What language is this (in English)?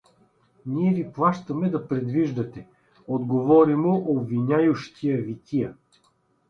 Bulgarian